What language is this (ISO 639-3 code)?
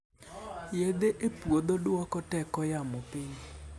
luo